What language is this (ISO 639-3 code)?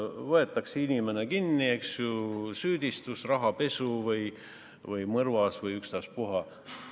est